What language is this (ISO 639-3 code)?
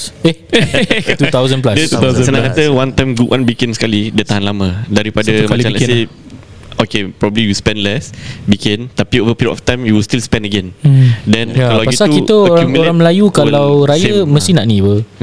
msa